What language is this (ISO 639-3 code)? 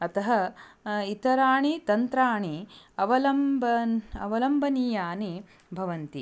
san